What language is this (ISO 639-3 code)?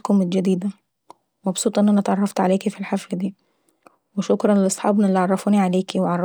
aec